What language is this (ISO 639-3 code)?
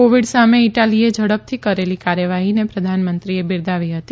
guj